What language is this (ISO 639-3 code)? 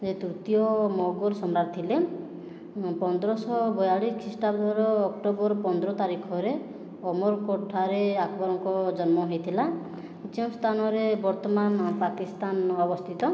ori